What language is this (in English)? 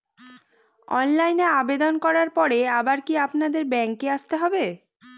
Bangla